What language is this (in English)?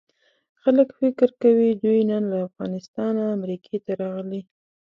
Pashto